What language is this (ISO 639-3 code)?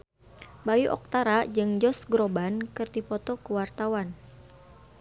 sun